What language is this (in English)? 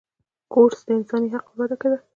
Pashto